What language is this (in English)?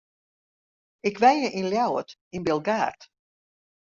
Western Frisian